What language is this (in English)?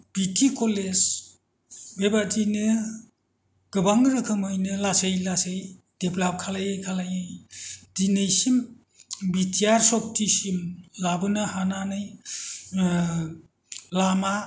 Bodo